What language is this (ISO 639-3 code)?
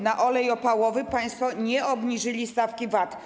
pol